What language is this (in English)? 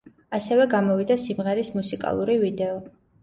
Georgian